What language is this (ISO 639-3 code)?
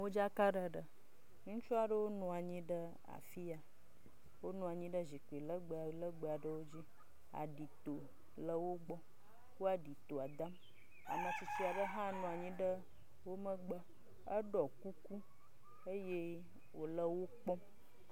ewe